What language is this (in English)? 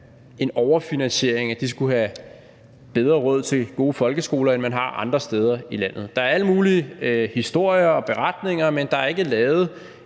Danish